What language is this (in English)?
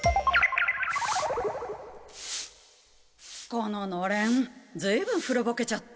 Japanese